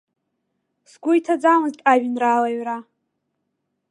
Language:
Abkhazian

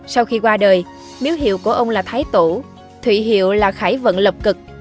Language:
Vietnamese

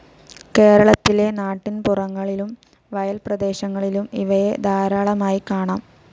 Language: Malayalam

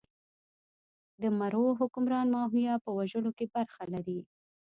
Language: Pashto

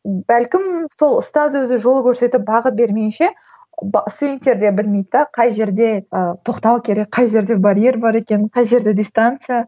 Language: Kazakh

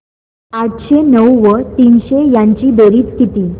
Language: Marathi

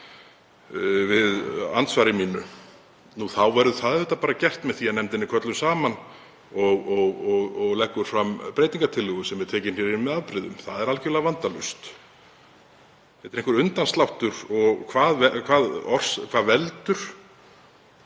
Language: Icelandic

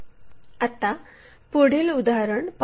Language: Marathi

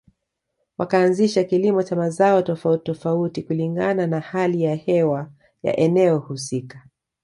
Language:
Swahili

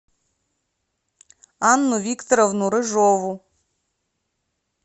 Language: Russian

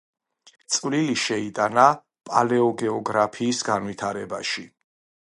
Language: Georgian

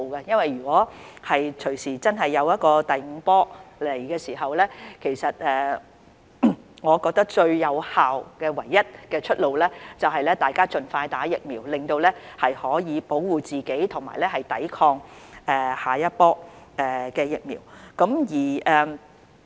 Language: Cantonese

